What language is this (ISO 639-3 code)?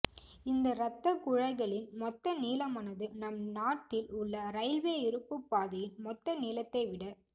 tam